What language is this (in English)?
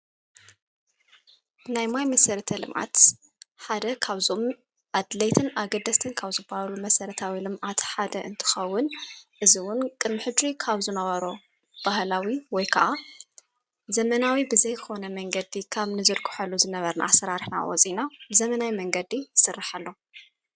Tigrinya